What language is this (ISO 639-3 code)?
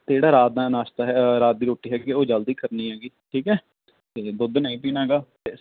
pan